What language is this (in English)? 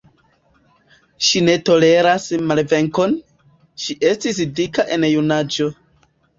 Esperanto